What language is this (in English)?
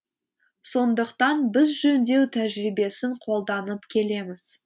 Kazakh